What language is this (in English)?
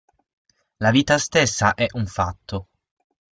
Italian